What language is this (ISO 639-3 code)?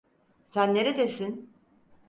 tur